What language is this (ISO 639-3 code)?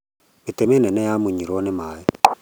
kik